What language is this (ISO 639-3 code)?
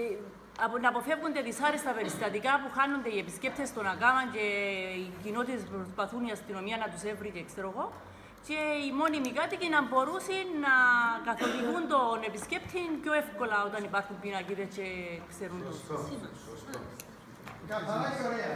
ell